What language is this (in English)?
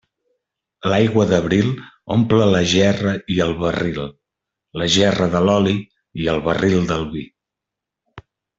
Catalan